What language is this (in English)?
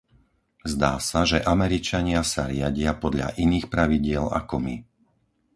Slovak